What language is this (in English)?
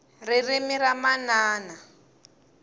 Tsonga